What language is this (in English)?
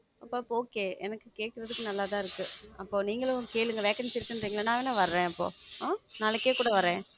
Tamil